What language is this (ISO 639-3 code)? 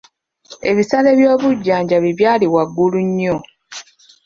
lug